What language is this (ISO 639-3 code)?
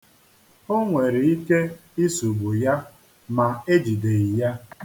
ibo